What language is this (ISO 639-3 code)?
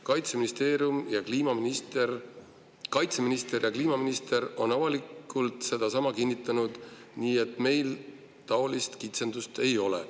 est